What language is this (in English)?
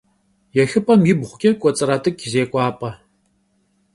Kabardian